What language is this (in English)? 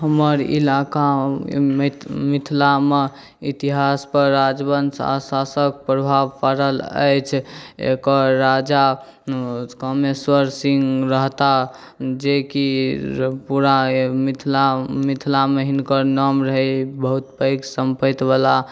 Maithili